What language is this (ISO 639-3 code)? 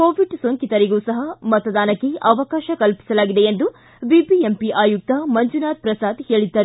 kan